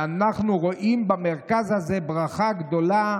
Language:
Hebrew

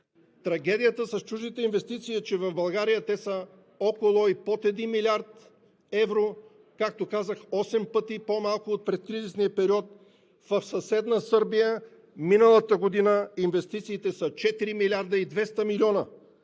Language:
Bulgarian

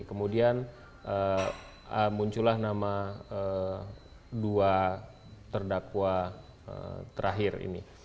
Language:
Indonesian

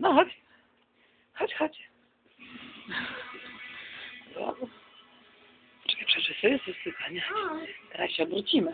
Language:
Polish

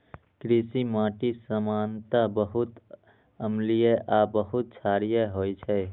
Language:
Maithili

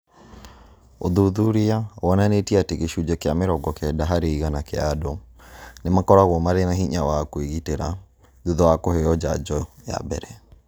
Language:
Kikuyu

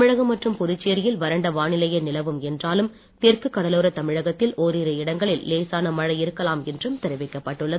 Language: Tamil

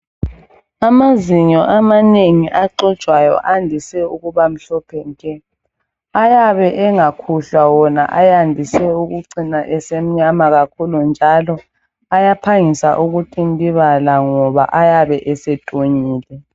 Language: North Ndebele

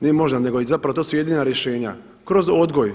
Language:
Croatian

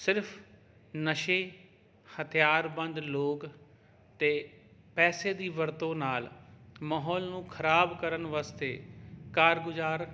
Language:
Punjabi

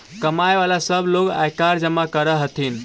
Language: Magahi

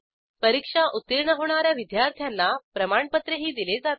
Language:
Marathi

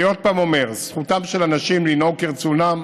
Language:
Hebrew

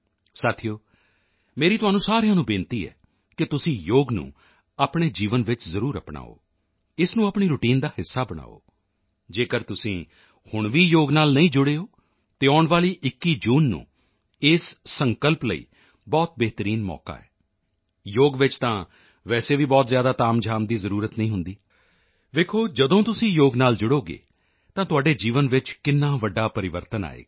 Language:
Punjabi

